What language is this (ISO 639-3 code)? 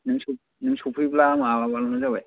brx